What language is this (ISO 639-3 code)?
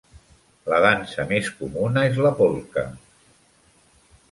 cat